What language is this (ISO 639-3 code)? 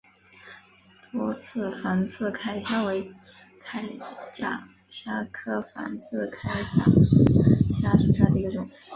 zho